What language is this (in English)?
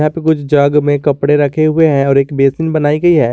Hindi